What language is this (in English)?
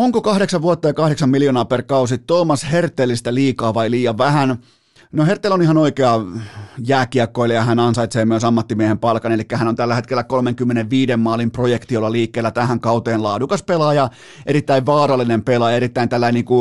Finnish